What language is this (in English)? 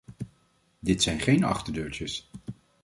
Dutch